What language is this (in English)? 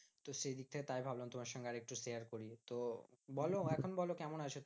Bangla